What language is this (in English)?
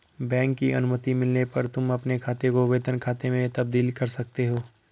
Hindi